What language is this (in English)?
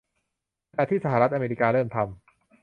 Thai